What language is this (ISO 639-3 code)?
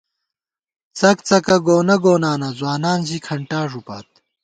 gwt